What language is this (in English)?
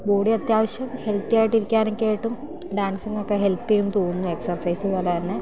Malayalam